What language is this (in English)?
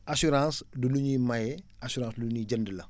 Wolof